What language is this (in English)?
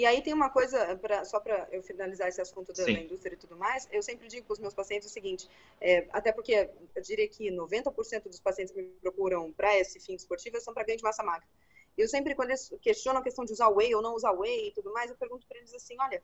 Portuguese